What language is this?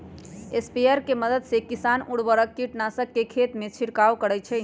Magahi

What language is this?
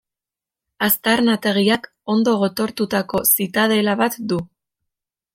Basque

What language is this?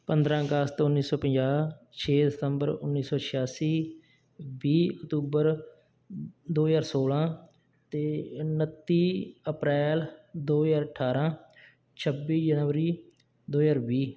Punjabi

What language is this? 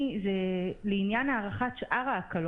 Hebrew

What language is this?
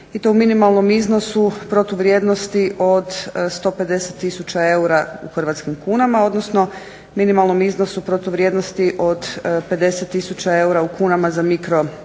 Croatian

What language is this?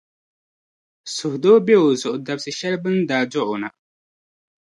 Dagbani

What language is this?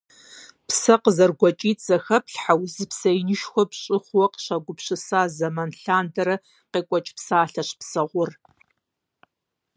Kabardian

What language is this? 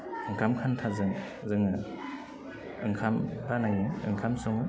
Bodo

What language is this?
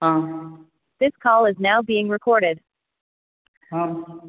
Tamil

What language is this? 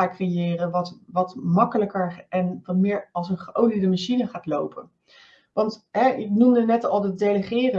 Dutch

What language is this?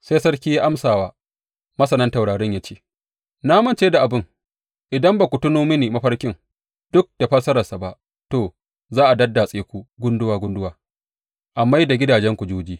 Hausa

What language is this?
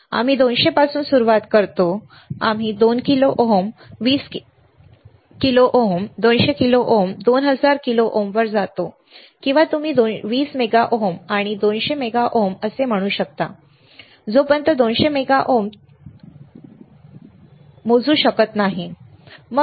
Marathi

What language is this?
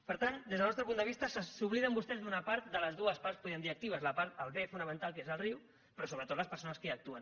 Catalan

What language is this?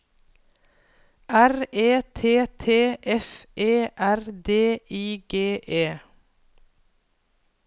Norwegian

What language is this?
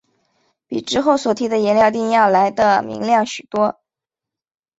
Chinese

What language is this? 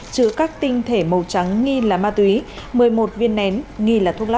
Vietnamese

